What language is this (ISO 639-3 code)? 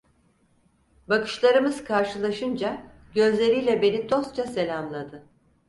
tur